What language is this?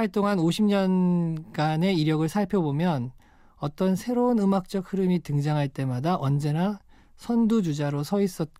Korean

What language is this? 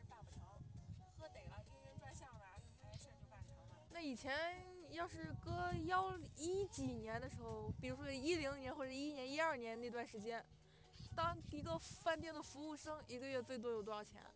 Chinese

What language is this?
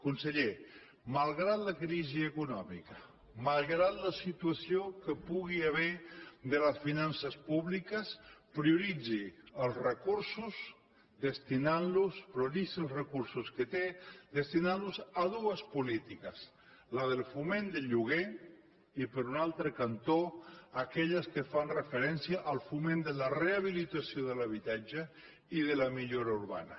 Catalan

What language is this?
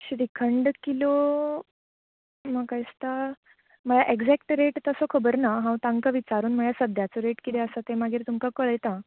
Konkani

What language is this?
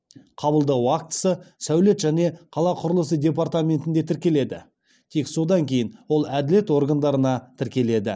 Kazakh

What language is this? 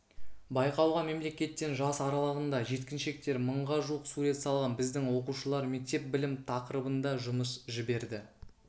Kazakh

